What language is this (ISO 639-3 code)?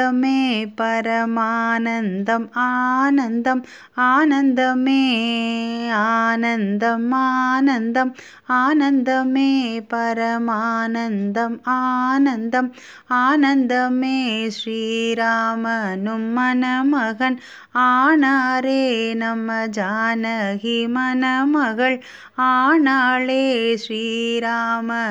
tam